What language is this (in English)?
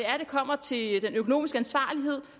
Danish